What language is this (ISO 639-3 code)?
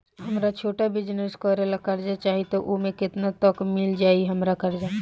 bho